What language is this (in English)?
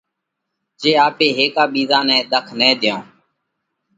Parkari Koli